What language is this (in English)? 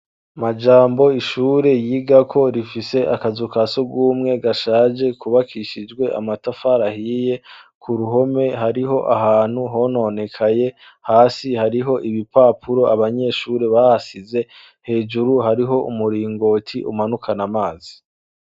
Rundi